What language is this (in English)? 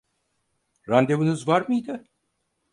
Turkish